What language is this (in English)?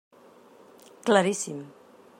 Catalan